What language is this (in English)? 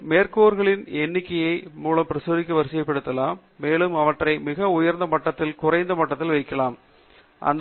Tamil